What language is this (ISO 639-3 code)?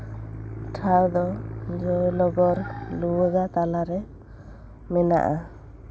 sat